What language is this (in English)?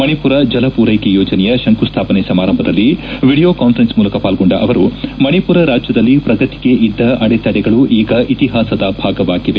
Kannada